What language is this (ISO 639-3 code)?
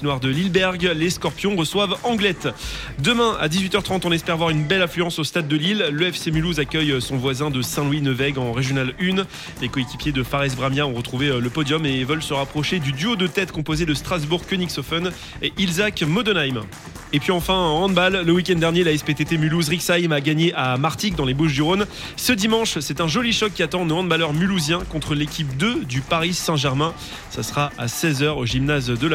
fra